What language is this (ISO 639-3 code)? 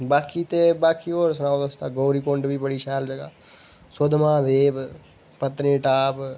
doi